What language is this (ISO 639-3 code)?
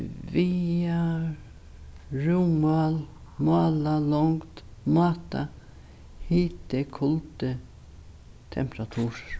fao